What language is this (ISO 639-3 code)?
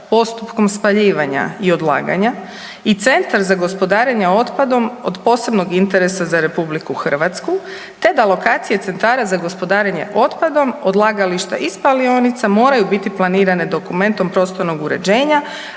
hrv